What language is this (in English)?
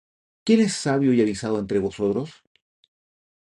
Spanish